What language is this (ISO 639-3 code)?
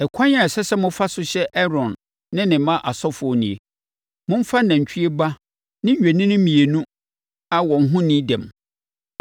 aka